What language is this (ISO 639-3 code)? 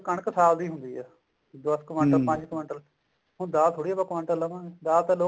pan